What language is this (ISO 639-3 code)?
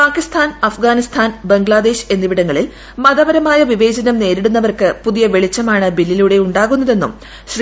mal